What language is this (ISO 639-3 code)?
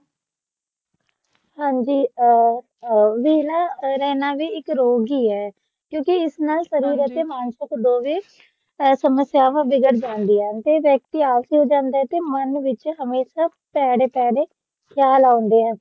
pan